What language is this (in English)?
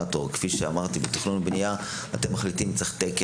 Hebrew